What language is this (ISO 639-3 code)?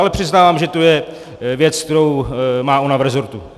ces